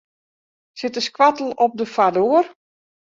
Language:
Western Frisian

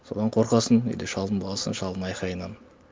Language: Kazakh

